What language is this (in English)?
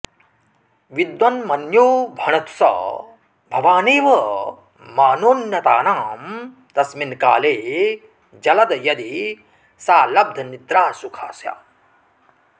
Sanskrit